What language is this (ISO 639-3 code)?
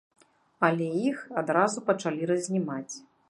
bel